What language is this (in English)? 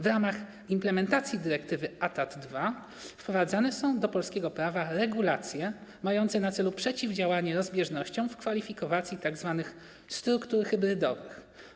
Polish